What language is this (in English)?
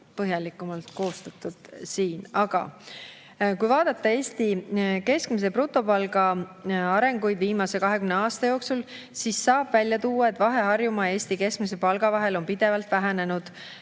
Estonian